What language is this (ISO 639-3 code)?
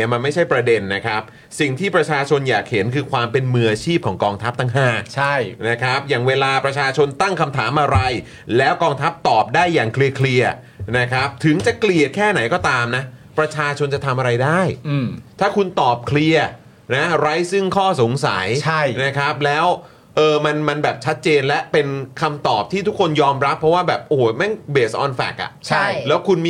tha